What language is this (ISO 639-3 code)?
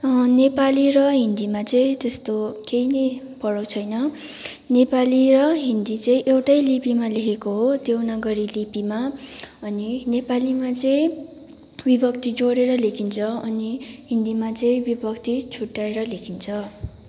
nep